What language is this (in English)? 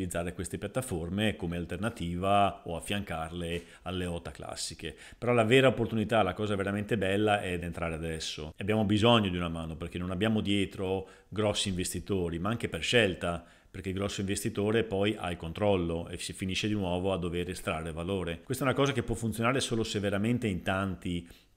Italian